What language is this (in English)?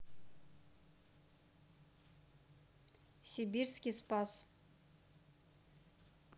Russian